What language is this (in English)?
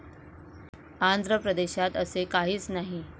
Marathi